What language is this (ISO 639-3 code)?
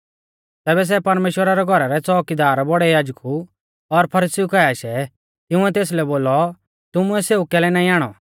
bfz